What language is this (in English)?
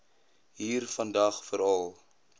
Afrikaans